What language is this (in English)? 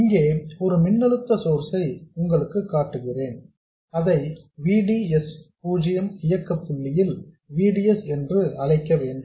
Tamil